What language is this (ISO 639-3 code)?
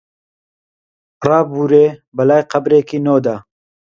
ckb